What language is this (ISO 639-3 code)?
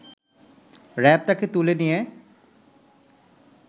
ben